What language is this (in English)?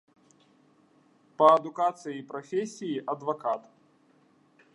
Belarusian